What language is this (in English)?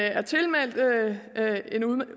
Danish